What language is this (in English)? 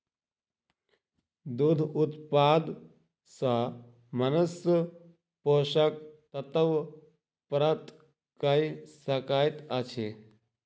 Maithili